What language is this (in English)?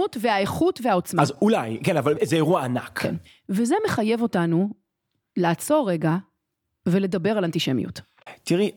Hebrew